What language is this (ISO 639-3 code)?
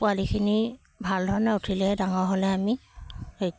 asm